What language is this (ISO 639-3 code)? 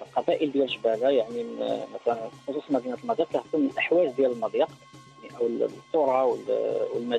ara